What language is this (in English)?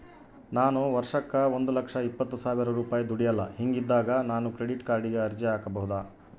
Kannada